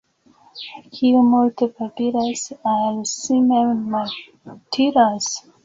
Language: Esperanto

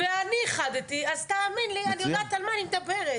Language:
Hebrew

